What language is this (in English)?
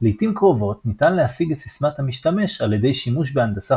Hebrew